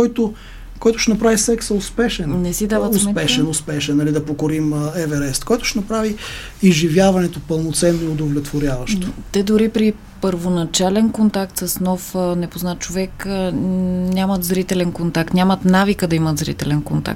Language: Bulgarian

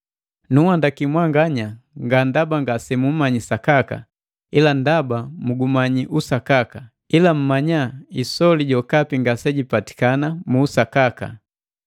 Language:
Matengo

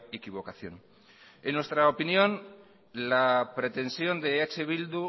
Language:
Spanish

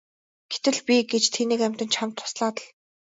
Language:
Mongolian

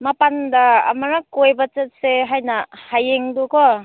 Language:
Manipuri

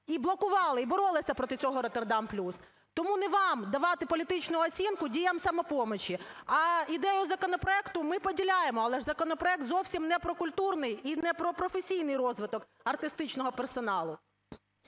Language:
Ukrainian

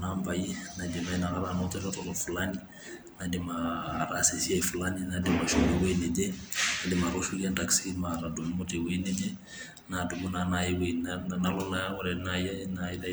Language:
Masai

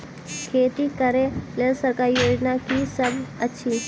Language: Maithili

